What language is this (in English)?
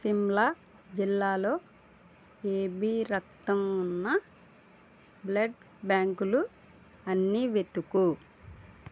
Telugu